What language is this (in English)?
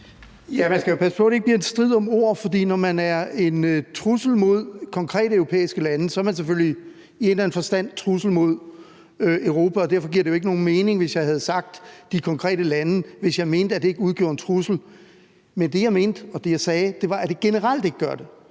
Danish